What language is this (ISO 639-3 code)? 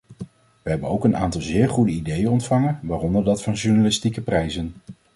nld